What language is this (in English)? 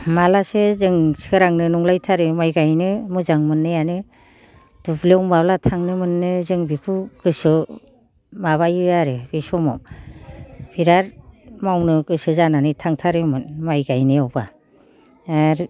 Bodo